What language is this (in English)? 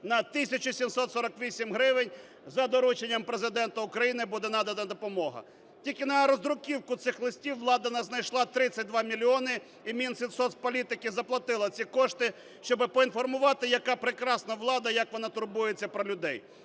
Ukrainian